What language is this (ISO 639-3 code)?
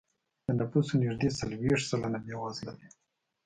pus